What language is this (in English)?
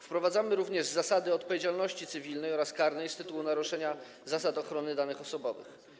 Polish